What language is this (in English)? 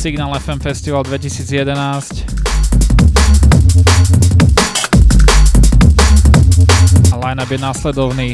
Slovak